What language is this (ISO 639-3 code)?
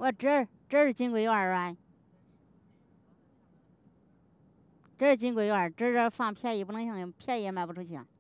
zho